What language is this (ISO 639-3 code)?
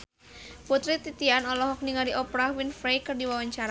sun